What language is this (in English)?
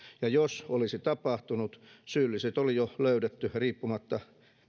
Finnish